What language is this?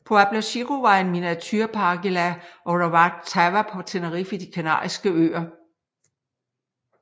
Danish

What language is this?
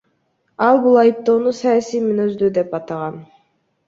Kyrgyz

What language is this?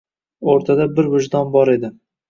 Uzbek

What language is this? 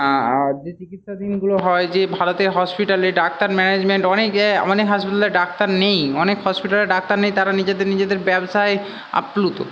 Bangla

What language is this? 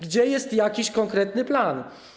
Polish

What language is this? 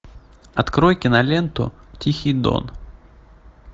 Russian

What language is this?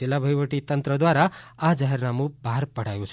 Gujarati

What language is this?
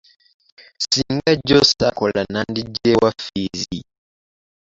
Ganda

